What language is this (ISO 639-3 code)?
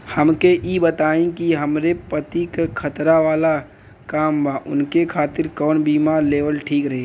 bho